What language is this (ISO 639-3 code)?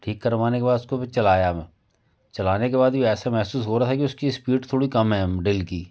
hin